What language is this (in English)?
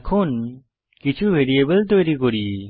Bangla